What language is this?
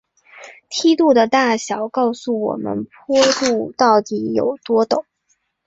Chinese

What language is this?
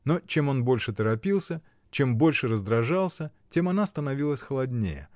Russian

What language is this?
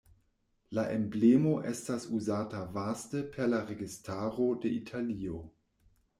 Esperanto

